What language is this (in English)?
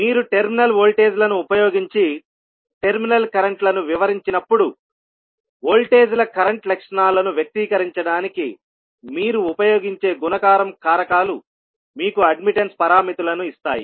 Telugu